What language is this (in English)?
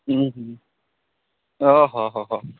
Santali